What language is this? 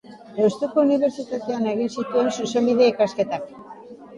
Basque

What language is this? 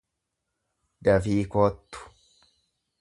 Oromo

